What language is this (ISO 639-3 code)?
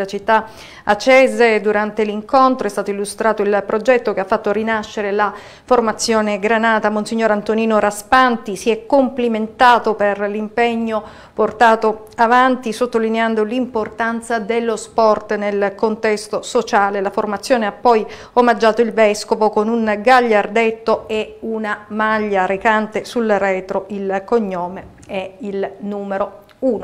ita